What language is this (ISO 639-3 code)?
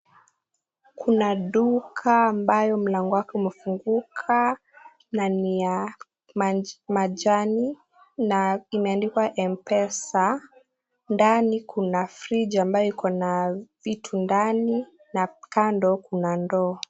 swa